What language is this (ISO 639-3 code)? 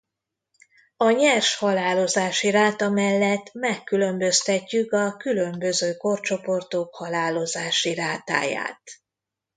hun